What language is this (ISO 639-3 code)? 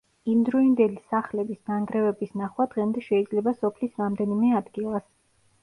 kat